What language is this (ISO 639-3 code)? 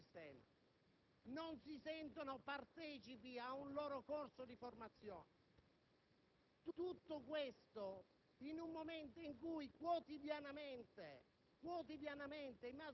ita